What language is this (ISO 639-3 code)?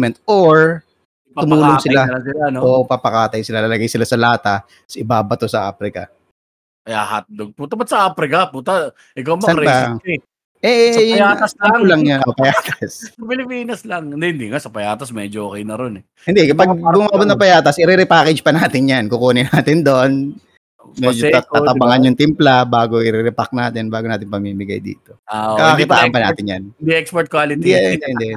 fil